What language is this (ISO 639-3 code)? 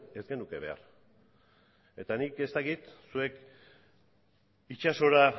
eus